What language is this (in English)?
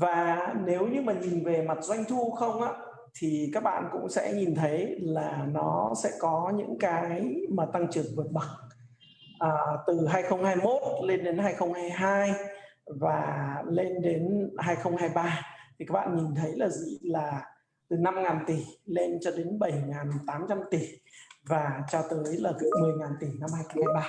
Vietnamese